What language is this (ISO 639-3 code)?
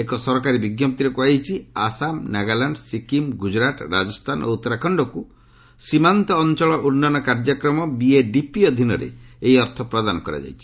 ori